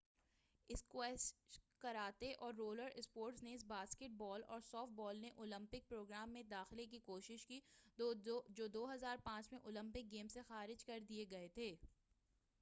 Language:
Urdu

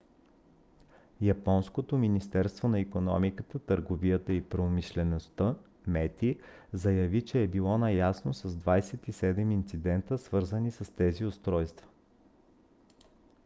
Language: Bulgarian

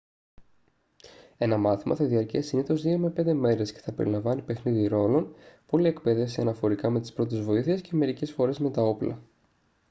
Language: Greek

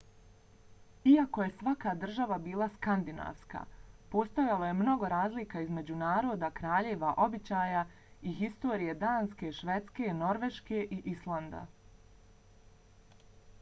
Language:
Bosnian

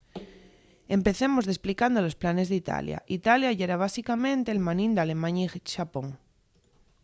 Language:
Asturian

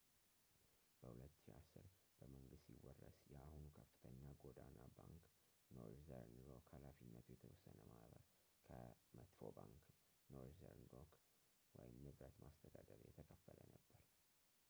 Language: Amharic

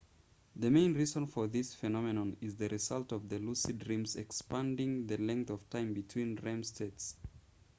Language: English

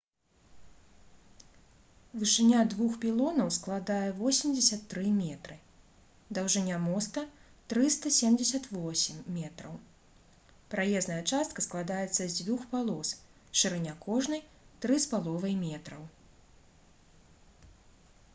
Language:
Belarusian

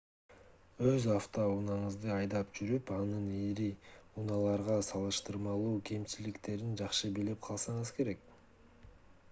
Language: Kyrgyz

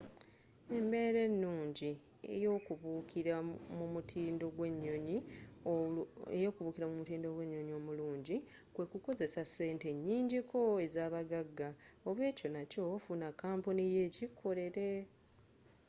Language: Ganda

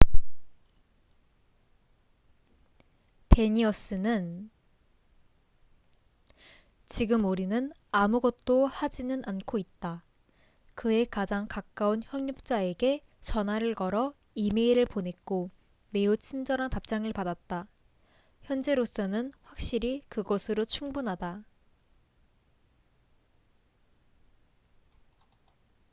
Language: Korean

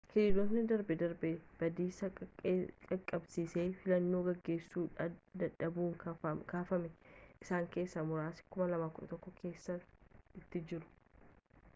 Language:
Oromo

